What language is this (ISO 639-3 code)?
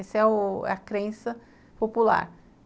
por